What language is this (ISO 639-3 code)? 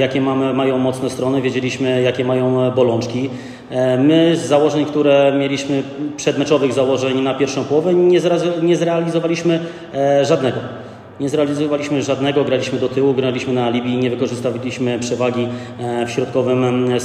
pol